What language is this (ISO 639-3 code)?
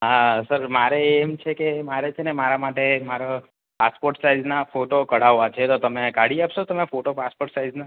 guj